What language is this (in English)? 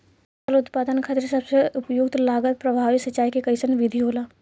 Bhojpuri